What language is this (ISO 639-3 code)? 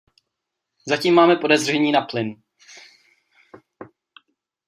ces